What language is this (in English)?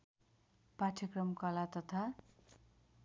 Nepali